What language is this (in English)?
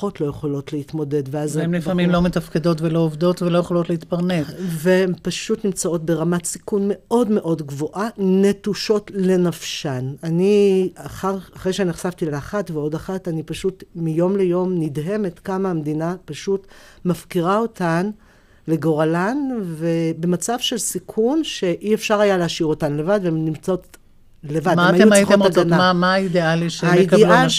Hebrew